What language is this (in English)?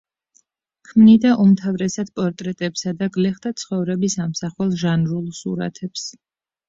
Georgian